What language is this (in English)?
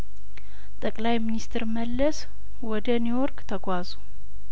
Amharic